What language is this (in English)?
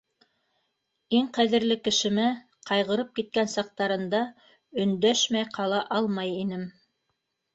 Bashkir